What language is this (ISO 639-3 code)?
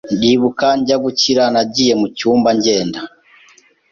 kin